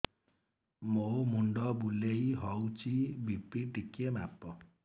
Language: Odia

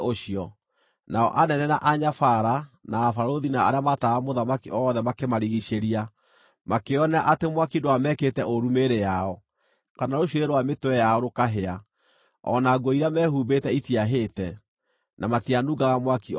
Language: Kikuyu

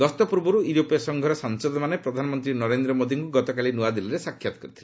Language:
Odia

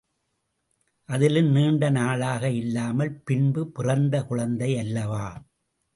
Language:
Tamil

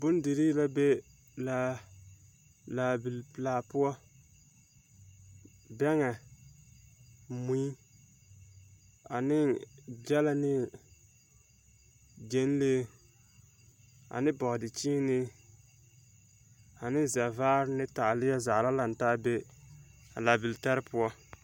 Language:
Southern Dagaare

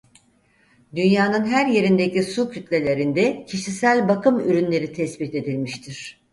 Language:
Turkish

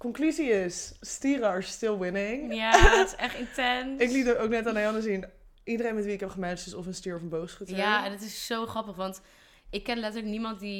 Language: Dutch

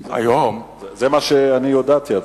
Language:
Hebrew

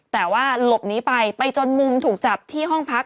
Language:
Thai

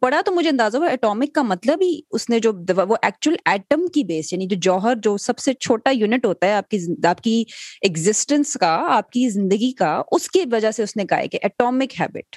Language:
Urdu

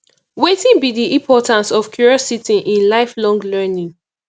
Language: Nigerian Pidgin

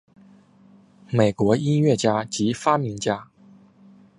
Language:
Chinese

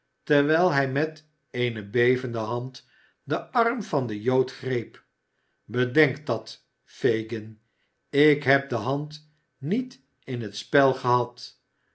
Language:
Dutch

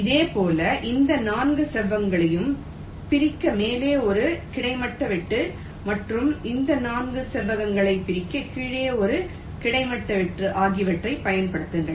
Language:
Tamil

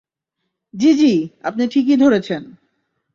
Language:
Bangla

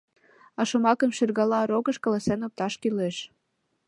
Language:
Mari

